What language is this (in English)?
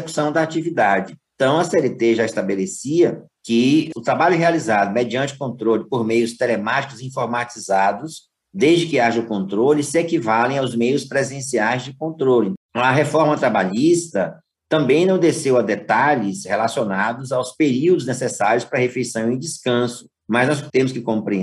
Portuguese